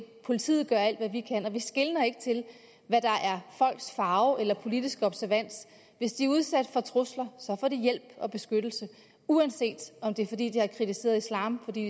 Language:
Danish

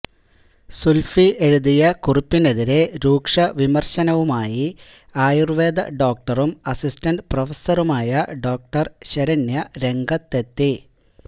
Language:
Malayalam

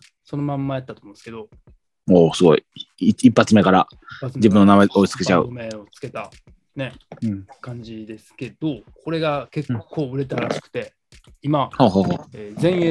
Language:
Japanese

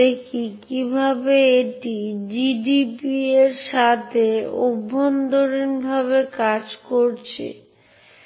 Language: Bangla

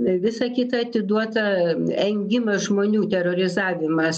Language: Lithuanian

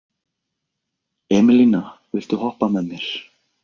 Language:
Icelandic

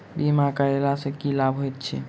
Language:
Maithili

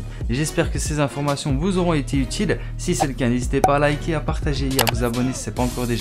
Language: French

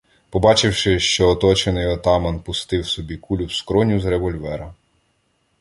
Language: Ukrainian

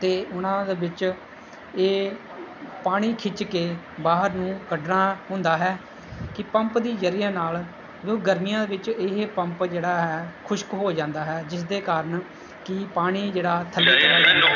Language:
Punjabi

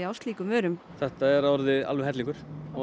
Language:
Icelandic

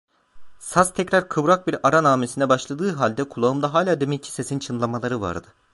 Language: Turkish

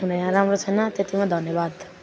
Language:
Nepali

